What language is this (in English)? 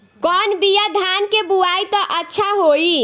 Bhojpuri